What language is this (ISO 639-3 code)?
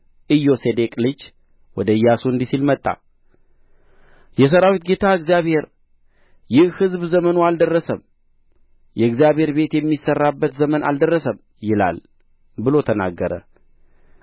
amh